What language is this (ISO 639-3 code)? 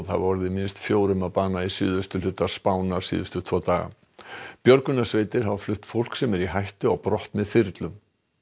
isl